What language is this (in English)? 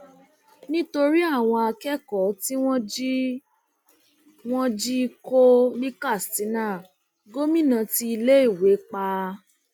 Yoruba